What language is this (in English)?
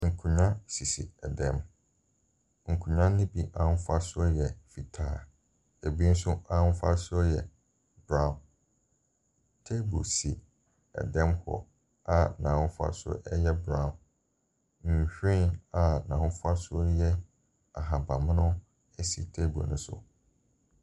Akan